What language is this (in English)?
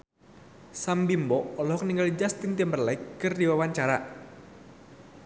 Sundanese